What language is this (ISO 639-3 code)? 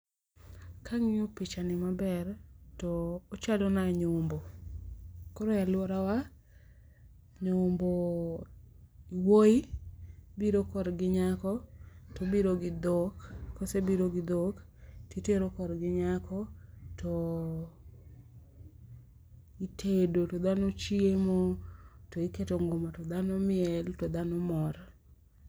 luo